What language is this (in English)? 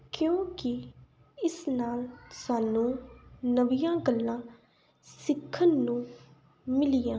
Punjabi